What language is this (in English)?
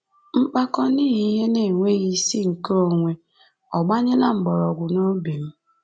Igbo